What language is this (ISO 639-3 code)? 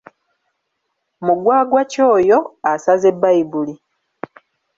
lug